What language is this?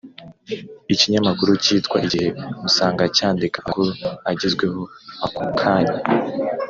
Kinyarwanda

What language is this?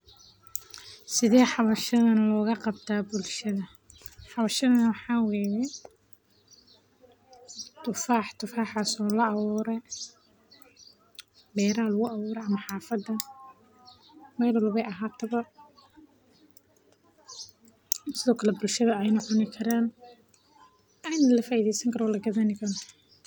Somali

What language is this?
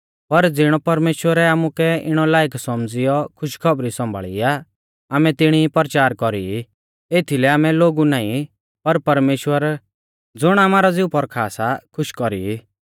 Mahasu Pahari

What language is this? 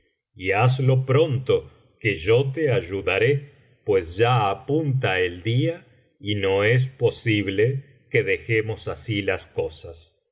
Spanish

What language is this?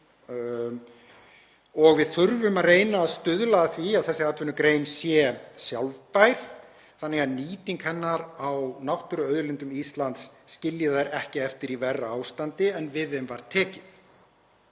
Icelandic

